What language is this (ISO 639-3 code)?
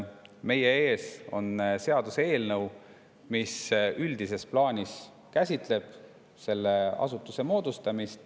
est